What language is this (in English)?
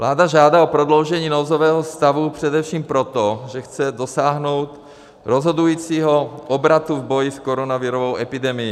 Czech